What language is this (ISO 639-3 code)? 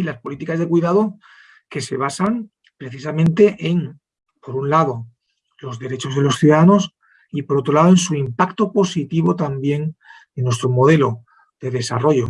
spa